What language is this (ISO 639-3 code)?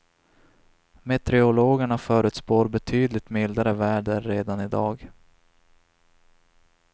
swe